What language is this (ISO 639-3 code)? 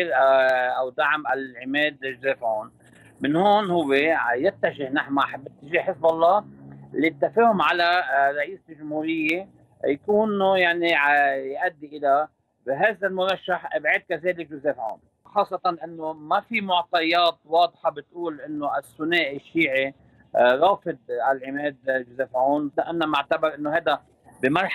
ara